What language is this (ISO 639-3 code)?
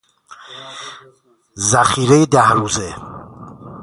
fas